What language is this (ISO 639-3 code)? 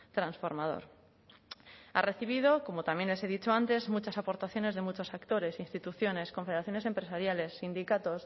spa